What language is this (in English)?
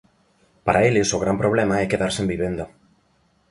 Galician